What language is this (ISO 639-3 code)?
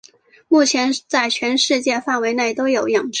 zho